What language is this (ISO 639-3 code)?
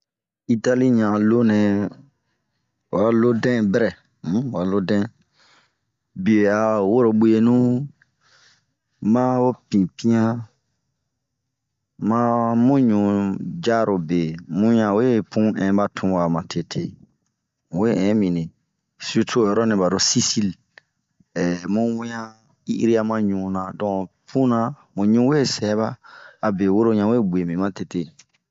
bmq